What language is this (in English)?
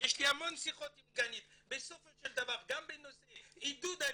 Hebrew